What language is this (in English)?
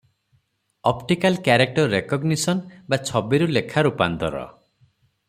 Odia